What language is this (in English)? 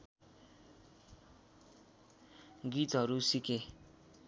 Nepali